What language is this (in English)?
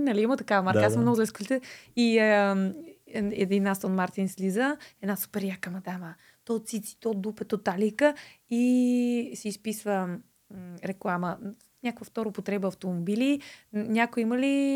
Bulgarian